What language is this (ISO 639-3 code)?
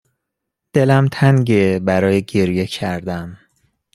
fas